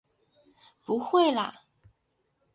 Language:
Chinese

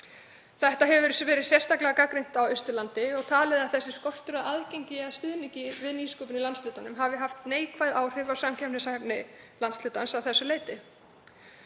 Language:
Icelandic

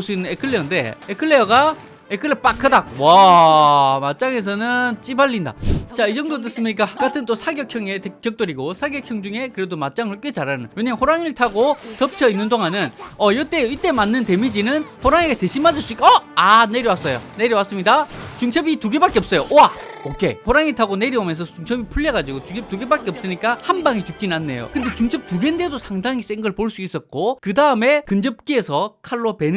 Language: Korean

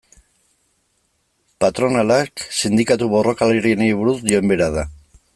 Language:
Basque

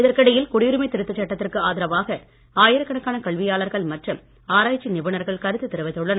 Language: Tamil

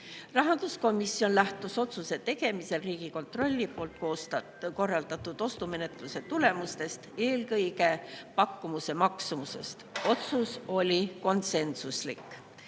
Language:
Estonian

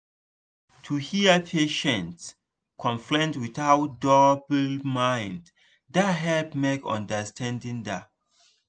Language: Nigerian Pidgin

